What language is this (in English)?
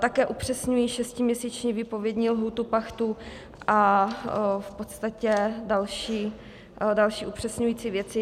Czech